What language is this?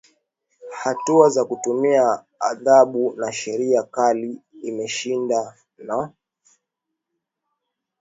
Swahili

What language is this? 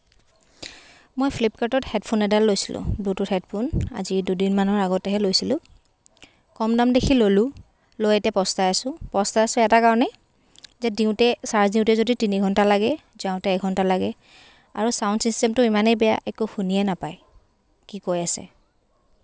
Assamese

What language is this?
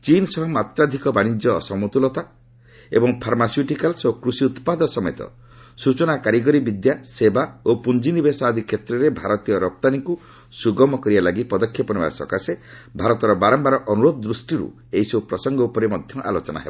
Odia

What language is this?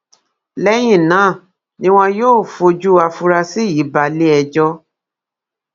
Yoruba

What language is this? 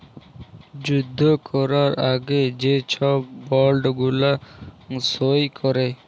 Bangla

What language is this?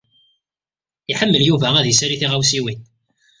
Kabyle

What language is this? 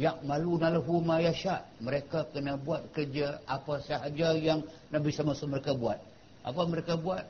Malay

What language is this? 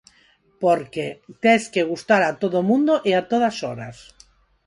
Galician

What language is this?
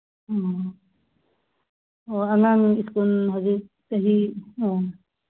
Manipuri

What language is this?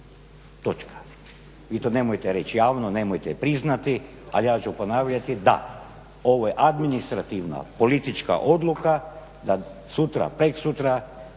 Croatian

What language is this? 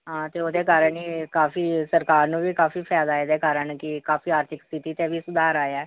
Punjabi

